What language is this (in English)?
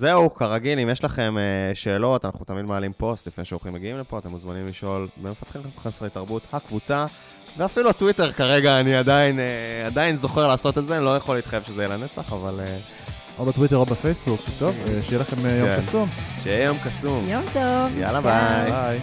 Hebrew